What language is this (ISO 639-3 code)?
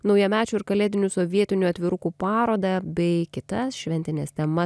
lit